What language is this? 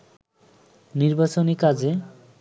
Bangla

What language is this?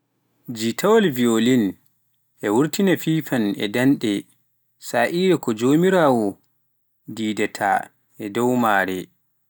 Pular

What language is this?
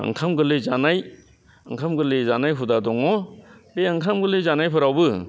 Bodo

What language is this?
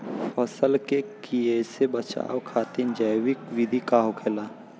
Bhojpuri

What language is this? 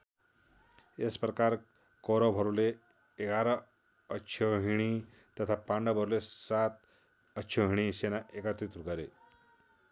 Nepali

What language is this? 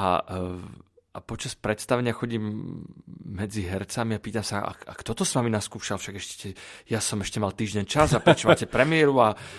Slovak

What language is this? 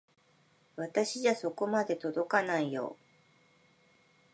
Japanese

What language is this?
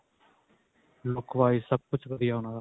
Punjabi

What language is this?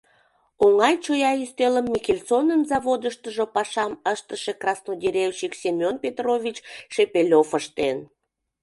Mari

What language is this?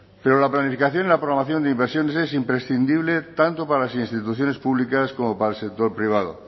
Spanish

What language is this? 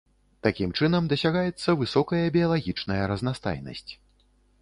Belarusian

